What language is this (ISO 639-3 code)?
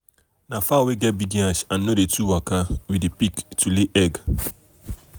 pcm